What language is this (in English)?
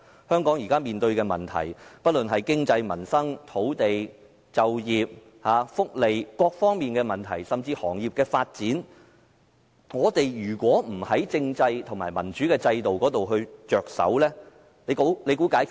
Cantonese